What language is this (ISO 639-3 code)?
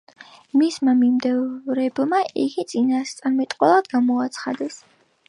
kat